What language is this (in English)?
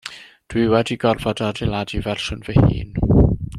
Welsh